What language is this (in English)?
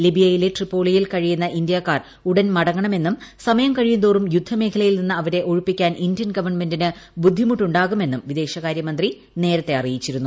Malayalam